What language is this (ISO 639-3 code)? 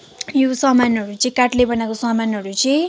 nep